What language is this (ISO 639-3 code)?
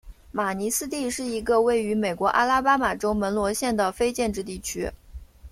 zho